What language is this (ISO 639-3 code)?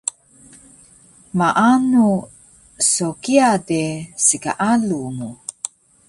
trv